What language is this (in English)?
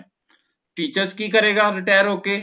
Punjabi